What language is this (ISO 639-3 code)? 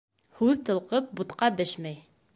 bak